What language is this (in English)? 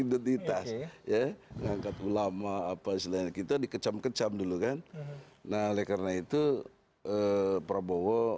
Indonesian